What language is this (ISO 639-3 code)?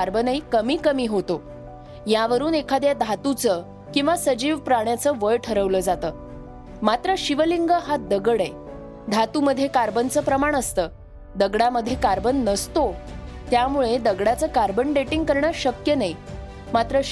mar